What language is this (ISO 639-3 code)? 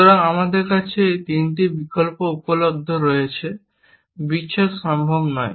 ben